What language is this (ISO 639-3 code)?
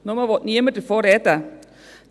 gsw